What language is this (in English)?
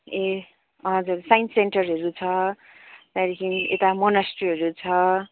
Nepali